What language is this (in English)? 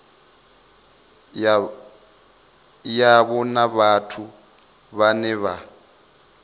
Venda